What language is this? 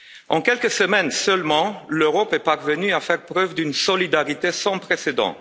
French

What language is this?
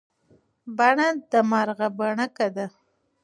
Pashto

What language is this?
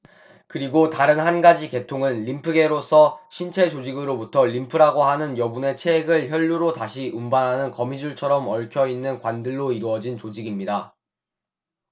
Korean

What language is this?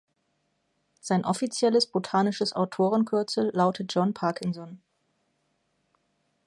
German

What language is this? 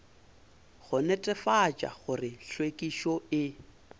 Northern Sotho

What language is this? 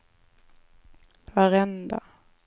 Swedish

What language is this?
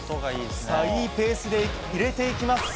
Japanese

